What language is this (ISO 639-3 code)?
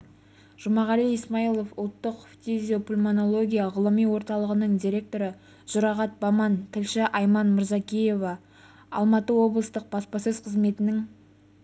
kaz